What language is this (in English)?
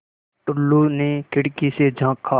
Hindi